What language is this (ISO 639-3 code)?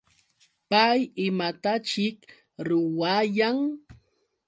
qux